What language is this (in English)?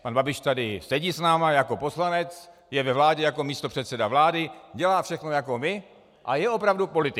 Czech